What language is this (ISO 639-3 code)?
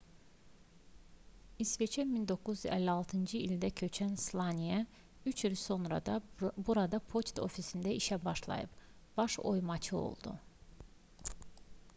aze